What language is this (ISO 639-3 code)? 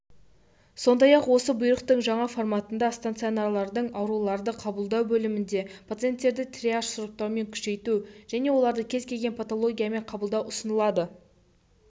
kaz